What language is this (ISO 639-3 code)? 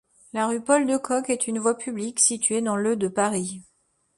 fra